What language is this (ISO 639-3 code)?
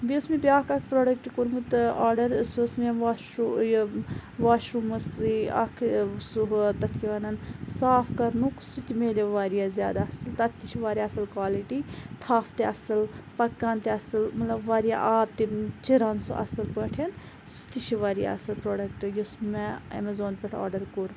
kas